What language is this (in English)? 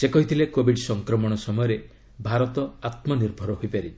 Odia